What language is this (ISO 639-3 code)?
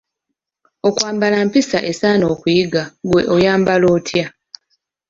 lug